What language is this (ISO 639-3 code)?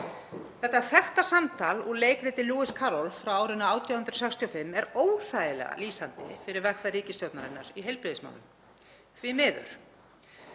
isl